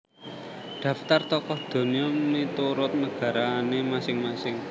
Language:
Javanese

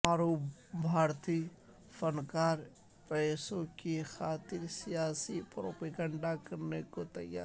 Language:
Urdu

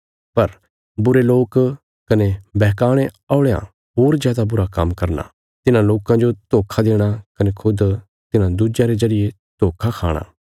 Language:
Bilaspuri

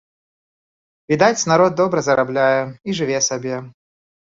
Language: Belarusian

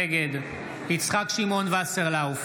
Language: Hebrew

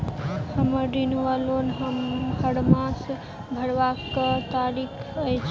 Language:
Maithili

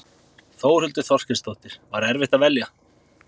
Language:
Icelandic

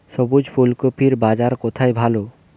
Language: Bangla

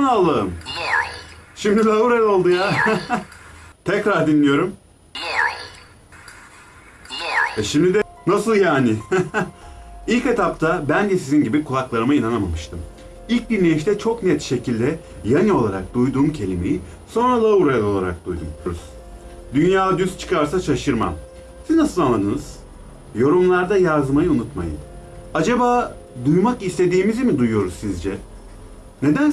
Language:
Turkish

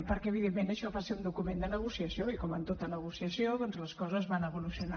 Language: Catalan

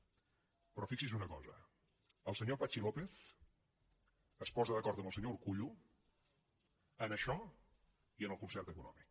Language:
Catalan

